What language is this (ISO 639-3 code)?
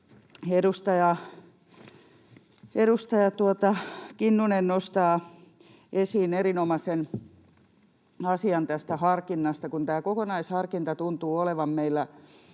fin